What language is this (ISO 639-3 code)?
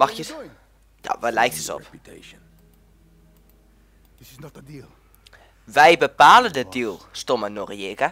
nld